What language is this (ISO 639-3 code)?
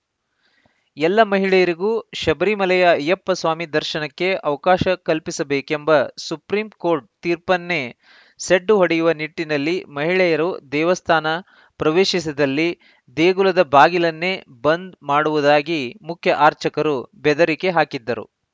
kan